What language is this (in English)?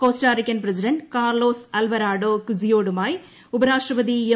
Malayalam